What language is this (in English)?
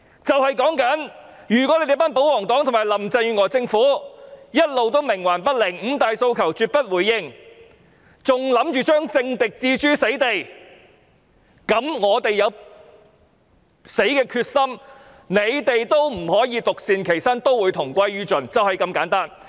Cantonese